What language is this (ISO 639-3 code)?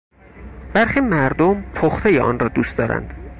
fas